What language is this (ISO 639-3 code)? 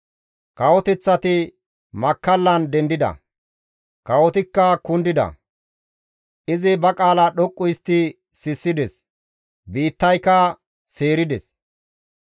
gmv